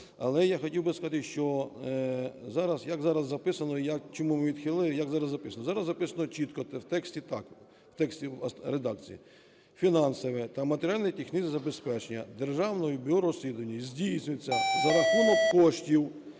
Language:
Ukrainian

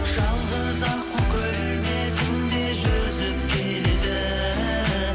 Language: Kazakh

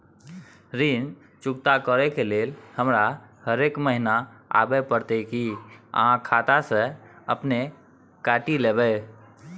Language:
Maithili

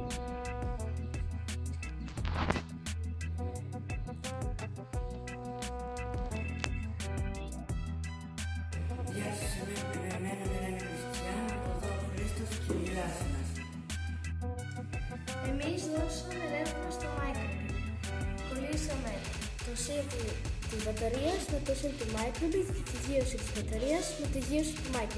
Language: Greek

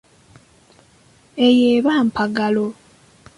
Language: Ganda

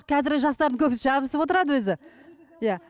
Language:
Kazakh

